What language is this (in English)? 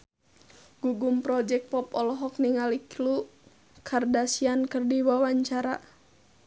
Sundanese